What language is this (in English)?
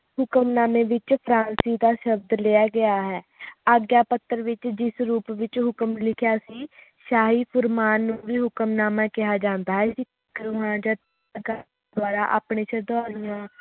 Punjabi